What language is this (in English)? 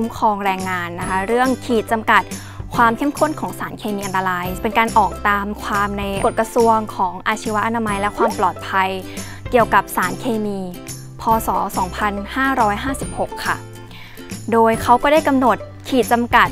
Thai